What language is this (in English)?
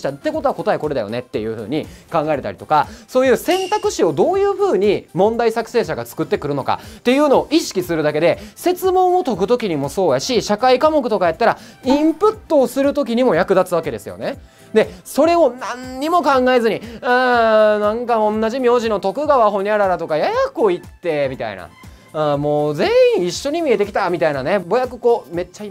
Japanese